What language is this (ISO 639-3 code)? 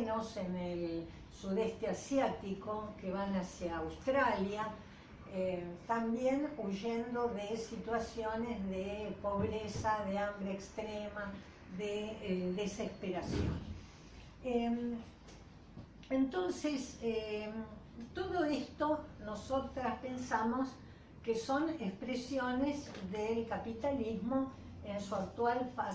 spa